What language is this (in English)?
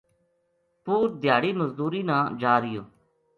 Gujari